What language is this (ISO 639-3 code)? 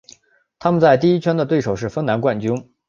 zho